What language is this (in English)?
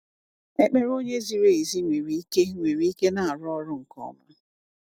Igbo